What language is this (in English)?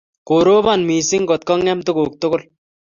Kalenjin